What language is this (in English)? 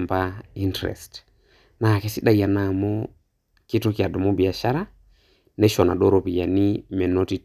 Masai